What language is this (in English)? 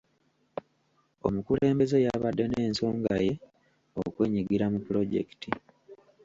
Ganda